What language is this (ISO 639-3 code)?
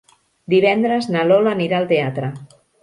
cat